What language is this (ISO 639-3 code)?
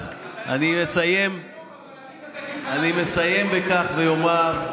heb